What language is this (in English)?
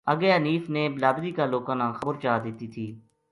Gujari